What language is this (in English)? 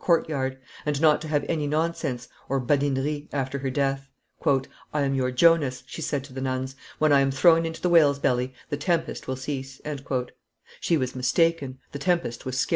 English